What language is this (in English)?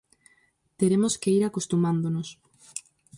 Galician